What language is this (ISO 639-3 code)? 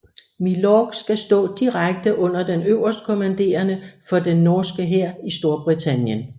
dan